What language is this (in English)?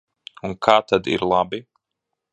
Latvian